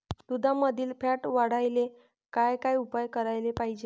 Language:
Marathi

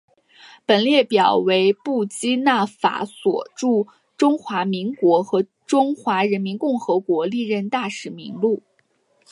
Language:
Chinese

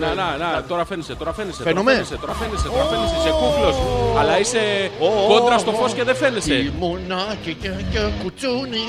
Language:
Greek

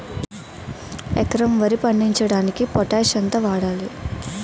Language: Telugu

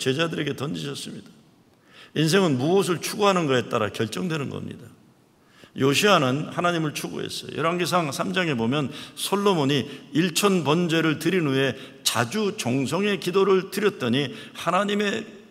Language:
Korean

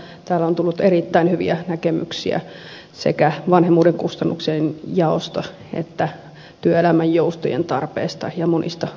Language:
Finnish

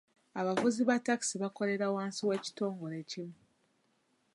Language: Ganda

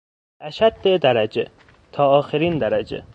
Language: Persian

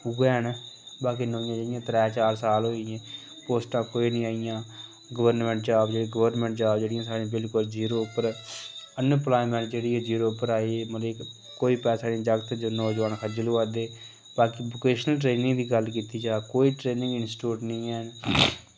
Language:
Dogri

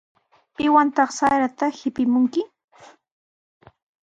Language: Sihuas Ancash Quechua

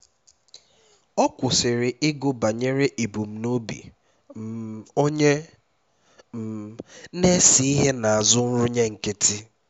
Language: Igbo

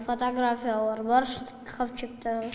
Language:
Kazakh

